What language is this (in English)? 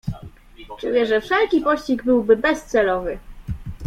Polish